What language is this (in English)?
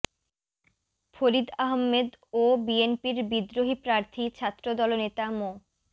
Bangla